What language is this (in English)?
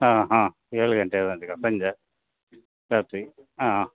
Kannada